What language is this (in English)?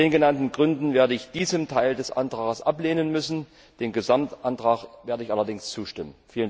German